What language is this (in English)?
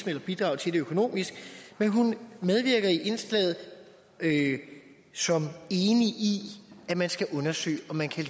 Danish